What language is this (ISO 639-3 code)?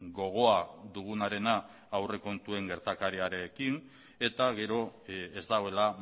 eus